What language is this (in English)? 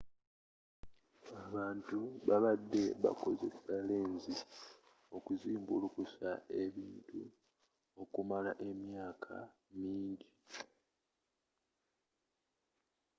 Ganda